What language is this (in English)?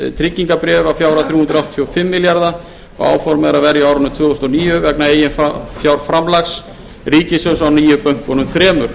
Icelandic